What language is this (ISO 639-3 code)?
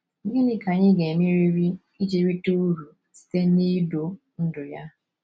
ibo